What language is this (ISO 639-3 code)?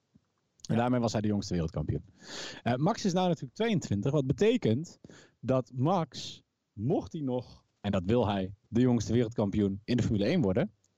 nld